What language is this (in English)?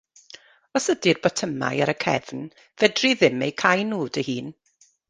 Welsh